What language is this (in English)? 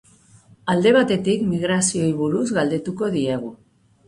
Basque